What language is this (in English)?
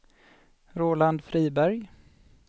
Swedish